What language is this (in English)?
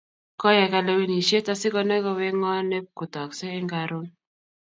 Kalenjin